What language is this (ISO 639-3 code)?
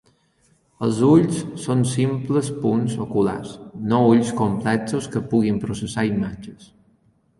cat